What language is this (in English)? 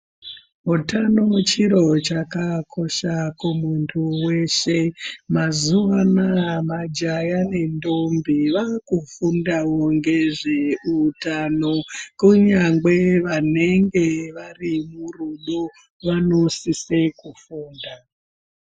Ndau